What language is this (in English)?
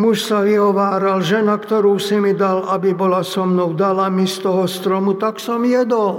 Slovak